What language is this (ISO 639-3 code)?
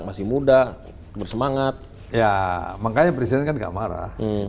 ind